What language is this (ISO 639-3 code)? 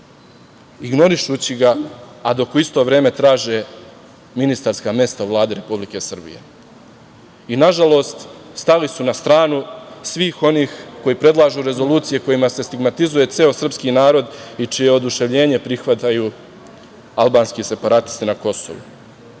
srp